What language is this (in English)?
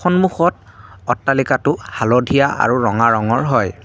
Assamese